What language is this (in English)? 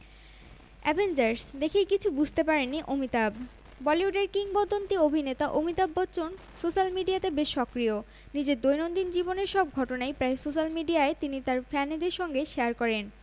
Bangla